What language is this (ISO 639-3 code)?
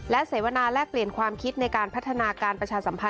tha